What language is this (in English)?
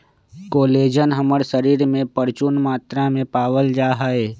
Magahi